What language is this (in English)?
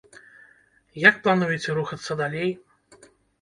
Belarusian